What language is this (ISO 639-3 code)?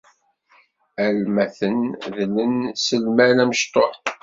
kab